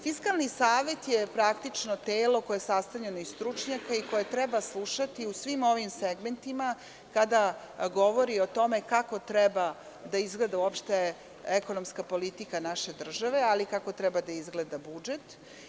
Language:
Serbian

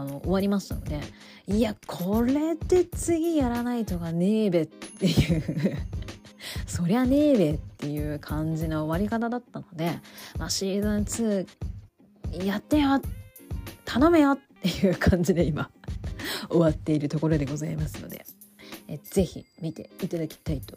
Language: Japanese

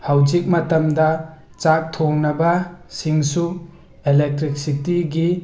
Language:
Manipuri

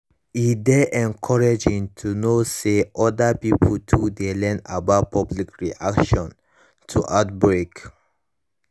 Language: Nigerian Pidgin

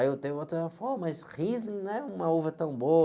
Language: Portuguese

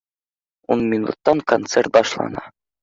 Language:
Bashkir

